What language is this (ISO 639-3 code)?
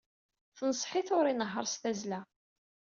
kab